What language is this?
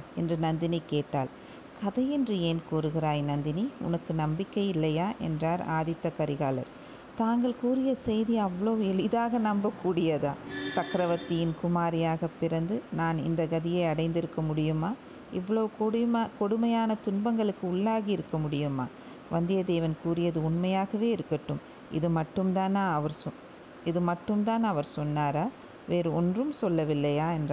Tamil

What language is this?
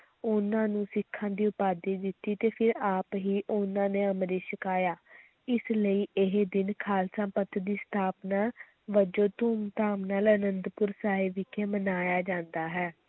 Punjabi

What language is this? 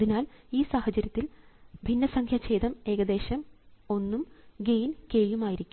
Malayalam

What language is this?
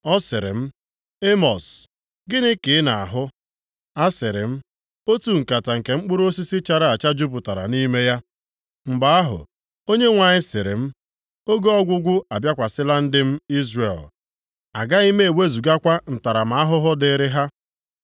Igbo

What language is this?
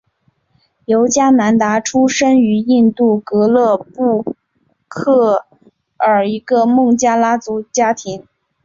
Chinese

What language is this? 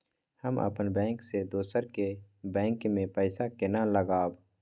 Maithili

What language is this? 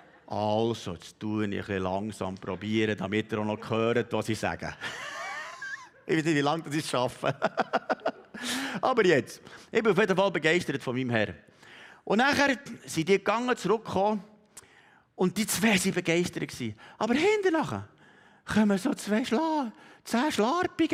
German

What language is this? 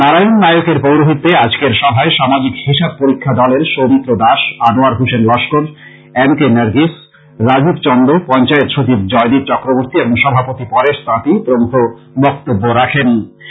Bangla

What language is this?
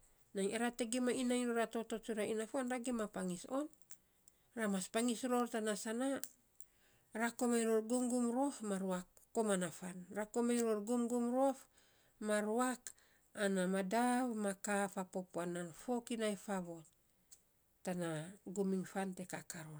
Saposa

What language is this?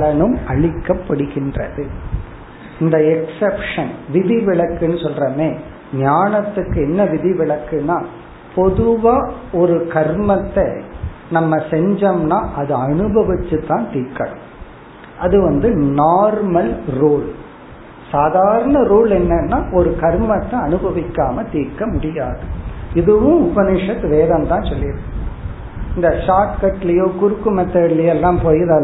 Tamil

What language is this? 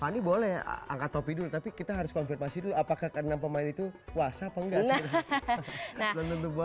Indonesian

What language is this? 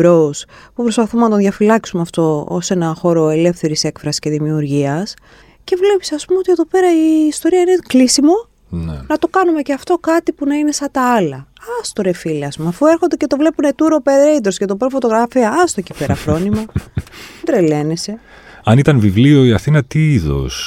Greek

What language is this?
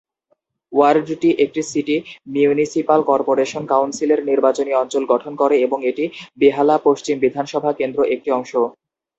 Bangla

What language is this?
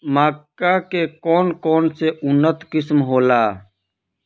Bhojpuri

